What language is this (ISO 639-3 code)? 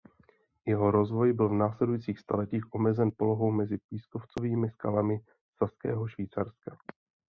ces